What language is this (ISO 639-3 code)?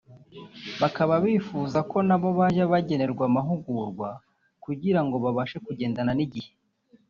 kin